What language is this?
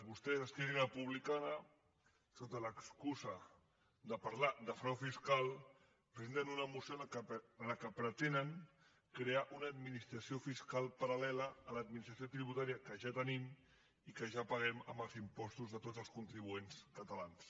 Catalan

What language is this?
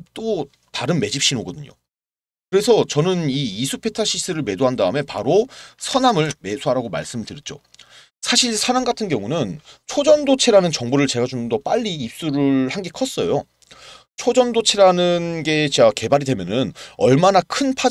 Korean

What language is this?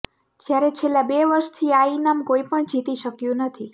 Gujarati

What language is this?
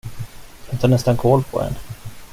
Swedish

